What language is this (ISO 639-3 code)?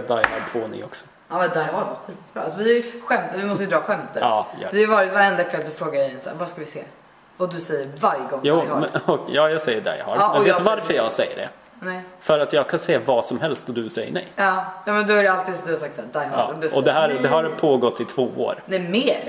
swe